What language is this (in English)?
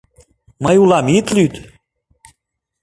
Mari